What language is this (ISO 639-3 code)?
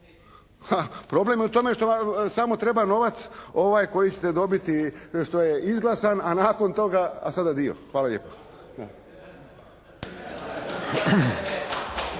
hrv